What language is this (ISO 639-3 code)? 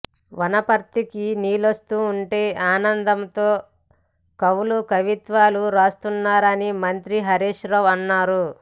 tel